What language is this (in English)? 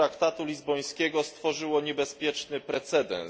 Polish